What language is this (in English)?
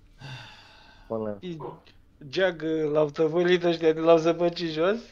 Romanian